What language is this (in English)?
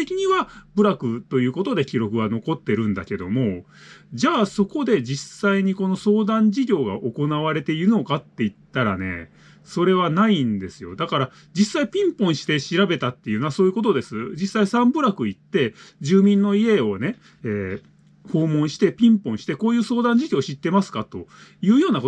Japanese